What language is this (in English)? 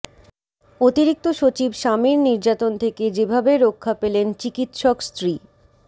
Bangla